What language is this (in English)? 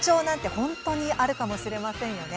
Japanese